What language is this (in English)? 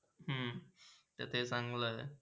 Marathi